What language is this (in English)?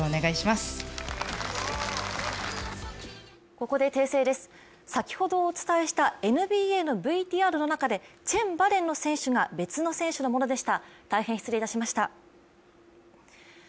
Japanese